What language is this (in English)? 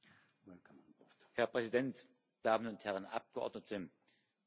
German